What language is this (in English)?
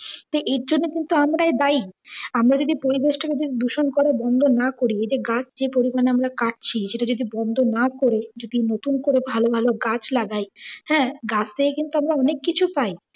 Bangla